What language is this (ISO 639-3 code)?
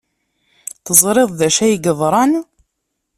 kab